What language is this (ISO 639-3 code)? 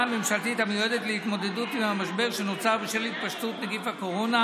heb